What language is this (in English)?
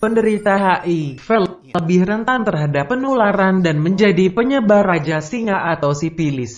Indonesian